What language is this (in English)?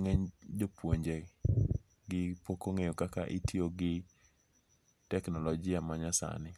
Luo (Kenya and Tanzania)